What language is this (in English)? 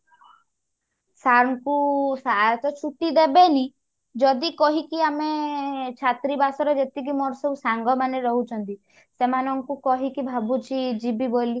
Odia